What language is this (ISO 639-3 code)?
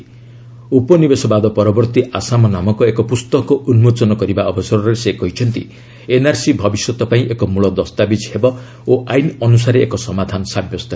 ori